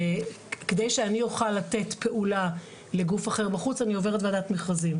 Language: Hebrew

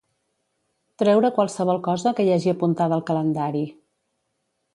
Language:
Catalan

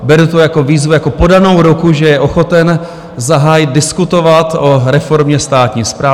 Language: Czech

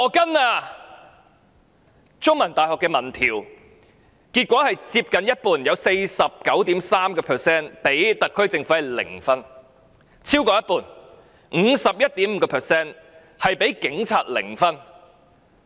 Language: Cantonese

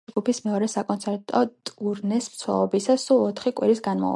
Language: Georgian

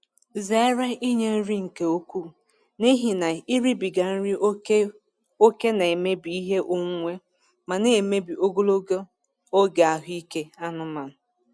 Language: Igbo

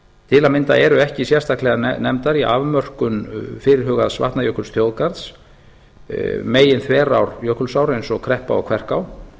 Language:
Icelandic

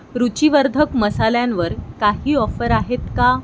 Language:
Marathi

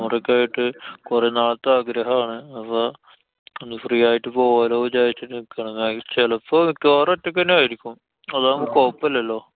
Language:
Malayalam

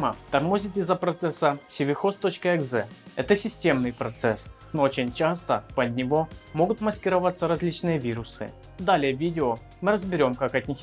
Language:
Russian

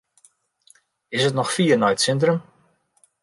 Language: Western Frisian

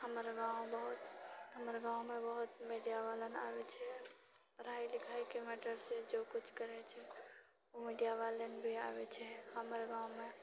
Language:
Maithili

